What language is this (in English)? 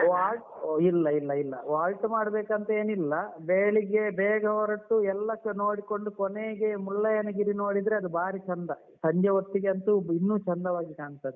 Kannada